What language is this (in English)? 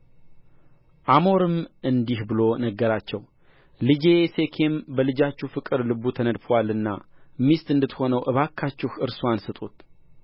Amharic